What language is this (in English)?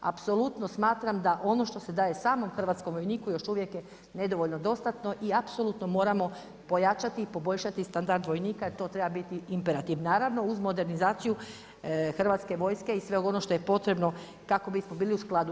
Croatian